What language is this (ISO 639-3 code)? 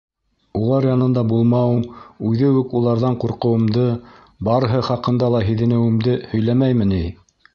bak